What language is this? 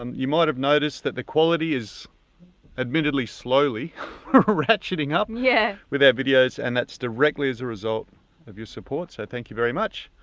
English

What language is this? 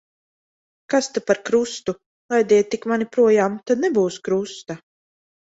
Latvian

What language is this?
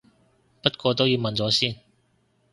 Cantonese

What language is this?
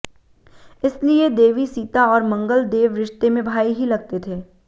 Hindi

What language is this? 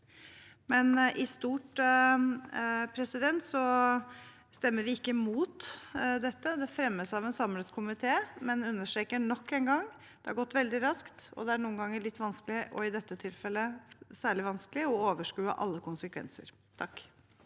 Norwegian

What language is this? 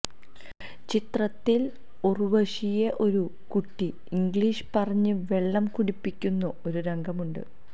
Malayalam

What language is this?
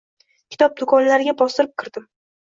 Uzbek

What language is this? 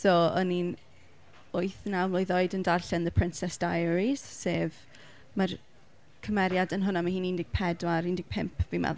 Welsh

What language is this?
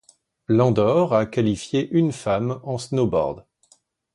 French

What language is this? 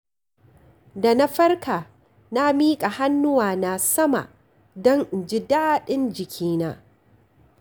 Hausa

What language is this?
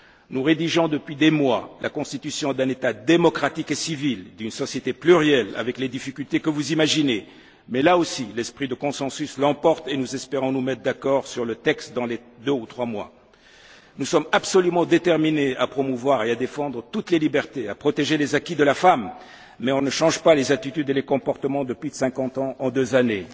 French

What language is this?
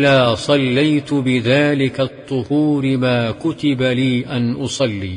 Arabic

